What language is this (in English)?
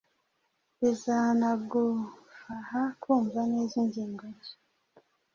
Kinyarwanda